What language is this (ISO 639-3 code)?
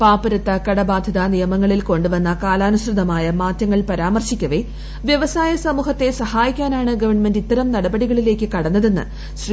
mal